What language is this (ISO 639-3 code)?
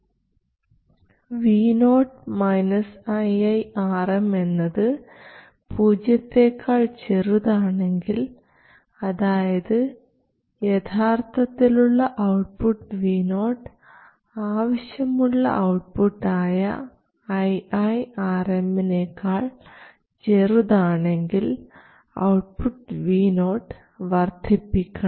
mal